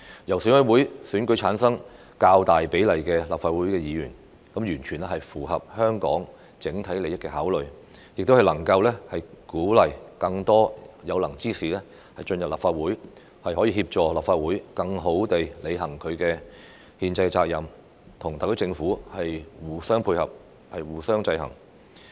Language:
Cantonese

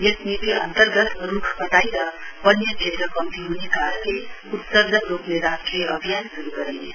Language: Nepali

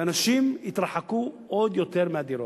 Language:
Hebrew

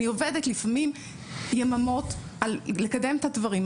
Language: Hebrew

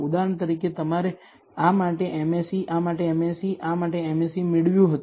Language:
Gujarati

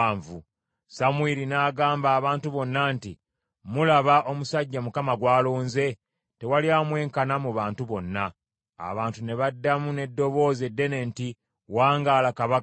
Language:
Ganda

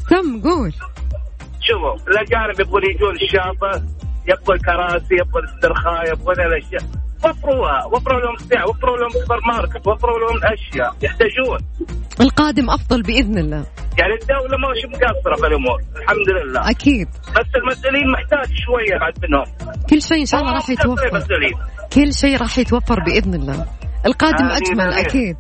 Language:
Arabic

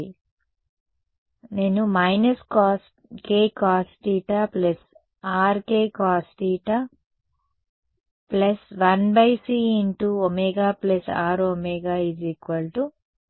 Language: Telugu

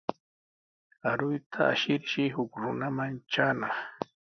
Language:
Sihuas Ancash Quechua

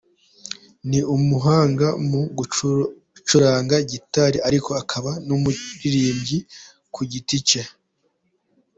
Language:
Kinyarwanda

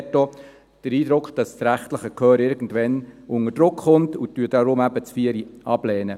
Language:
Swiss German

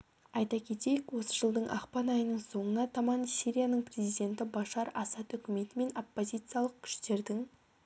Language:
Kazakh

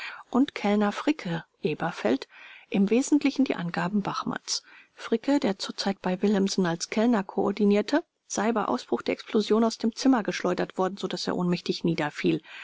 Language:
German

